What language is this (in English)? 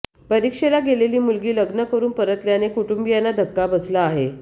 Marathi